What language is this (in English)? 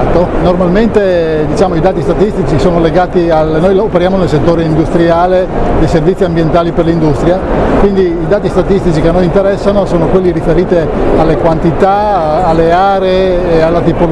Italian